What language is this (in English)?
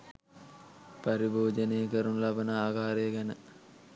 Sinhala